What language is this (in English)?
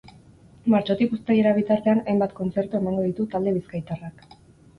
Basque